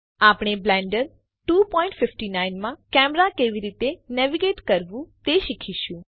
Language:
Gujarati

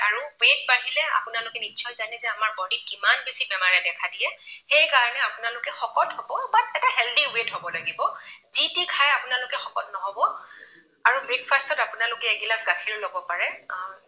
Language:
Assamese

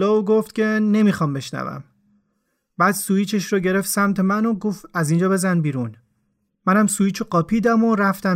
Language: Persian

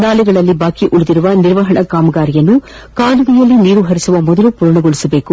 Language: Kannada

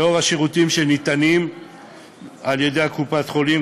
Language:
Hebrew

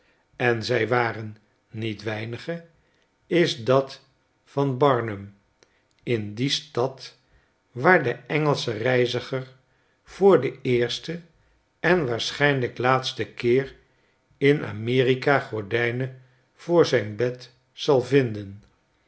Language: Dutch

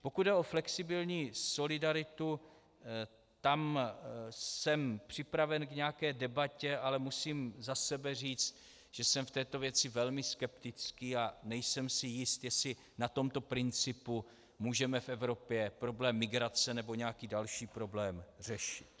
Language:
Czech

